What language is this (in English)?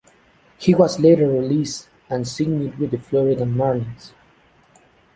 English